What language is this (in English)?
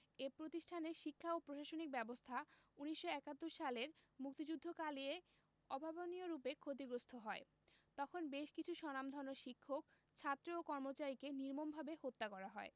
Bangla